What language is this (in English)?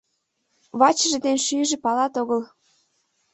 Mari